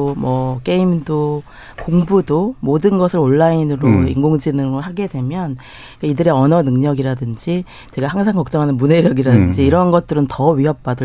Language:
Korean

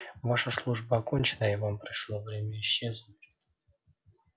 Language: Russian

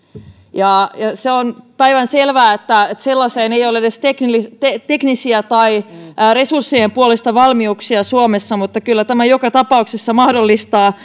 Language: Finnish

